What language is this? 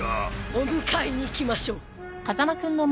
Japanese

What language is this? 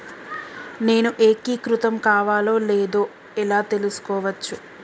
Telugu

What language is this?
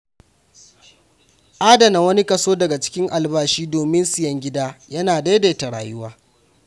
Hausa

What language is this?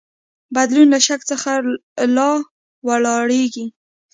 Pashto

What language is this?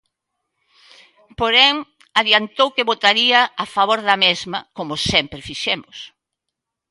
Galician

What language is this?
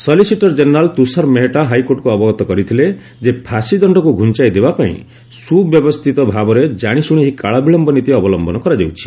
Odia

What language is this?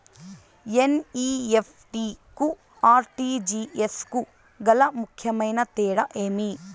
Telugu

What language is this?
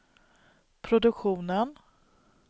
Swedish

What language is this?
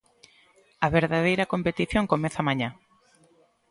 Galician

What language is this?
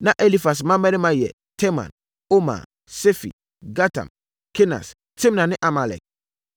Akan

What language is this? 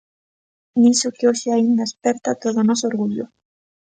Galician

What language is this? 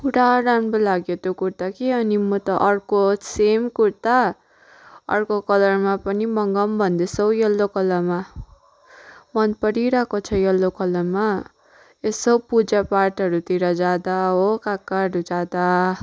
Nepali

